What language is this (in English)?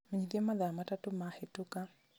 Kikuyu